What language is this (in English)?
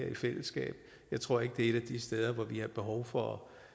Danish